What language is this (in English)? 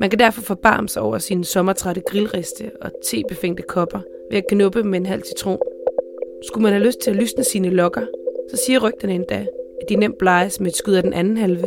Danish